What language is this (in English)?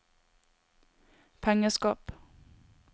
Norwegian